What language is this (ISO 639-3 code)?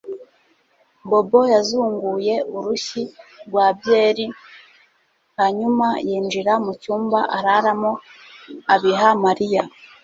kin